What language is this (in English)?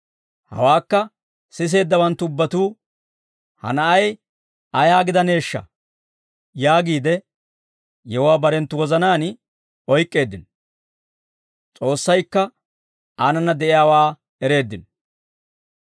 Dawro